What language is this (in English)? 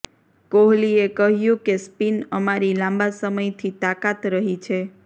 Gujarati